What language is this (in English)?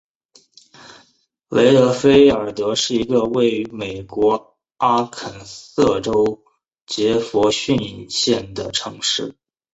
Chinese